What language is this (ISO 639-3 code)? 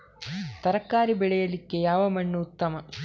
kan